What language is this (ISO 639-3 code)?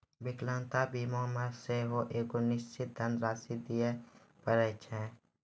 mai